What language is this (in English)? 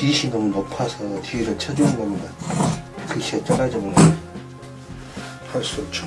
Korean